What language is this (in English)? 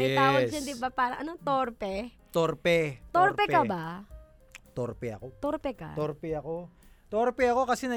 Filipino